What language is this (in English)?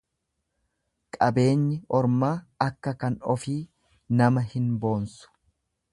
Oromo